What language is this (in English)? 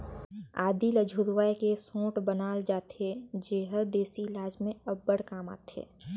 Chhattisgarhi